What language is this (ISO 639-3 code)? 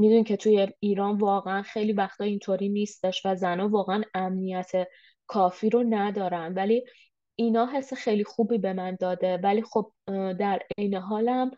fas